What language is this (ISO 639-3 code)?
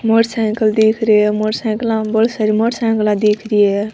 raj